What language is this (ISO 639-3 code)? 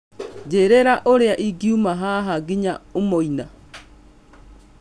kik